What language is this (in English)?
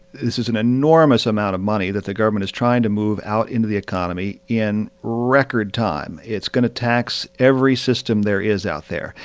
English